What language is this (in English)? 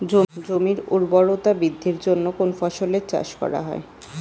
Bangla